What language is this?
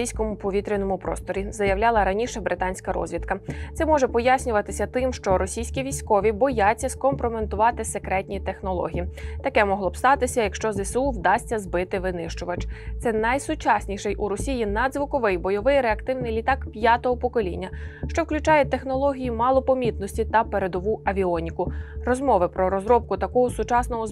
Ukrainian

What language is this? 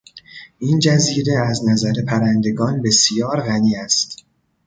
Persian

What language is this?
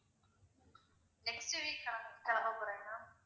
Tamil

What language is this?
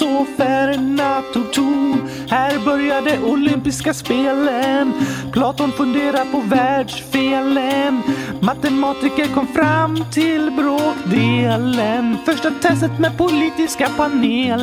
Swedish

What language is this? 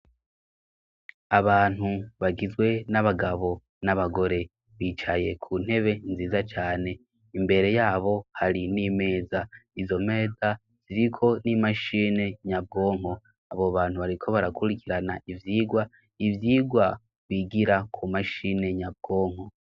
Rundi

